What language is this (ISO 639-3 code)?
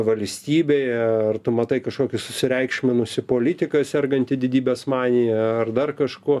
lit